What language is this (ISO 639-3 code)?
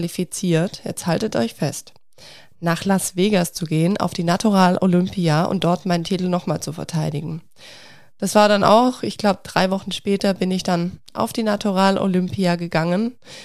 deu